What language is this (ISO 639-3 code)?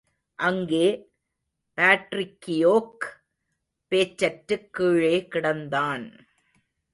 tam